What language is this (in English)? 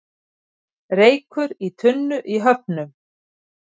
Icelandic